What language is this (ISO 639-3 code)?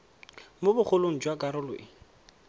tsn